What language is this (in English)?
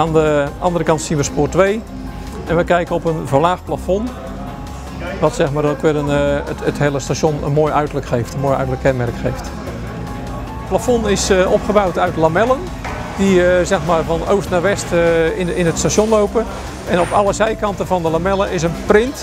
Dutch